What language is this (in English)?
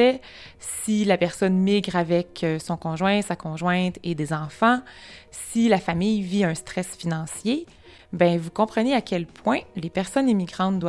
French